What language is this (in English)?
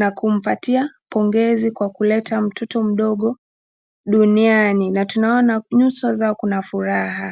Swahili